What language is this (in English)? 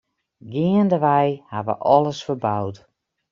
Western Frisian